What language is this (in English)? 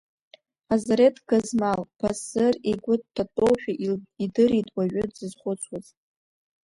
Abkhazian